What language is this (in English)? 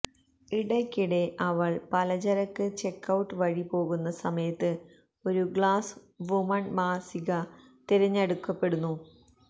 Malayalam